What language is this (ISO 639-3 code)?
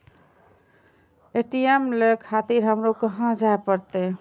mai